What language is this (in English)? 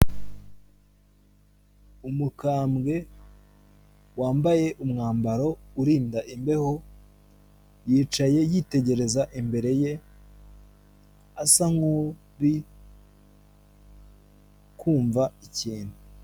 Kinyarwanda